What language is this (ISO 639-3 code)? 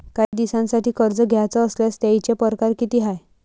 mar